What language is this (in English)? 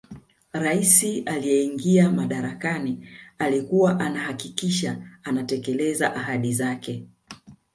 Swahili